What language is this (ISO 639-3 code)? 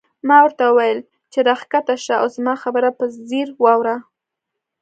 pus